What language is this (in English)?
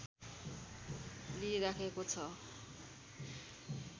Nepali